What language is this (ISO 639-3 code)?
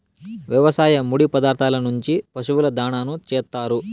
tel